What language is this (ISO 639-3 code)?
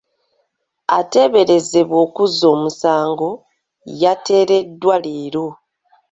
lug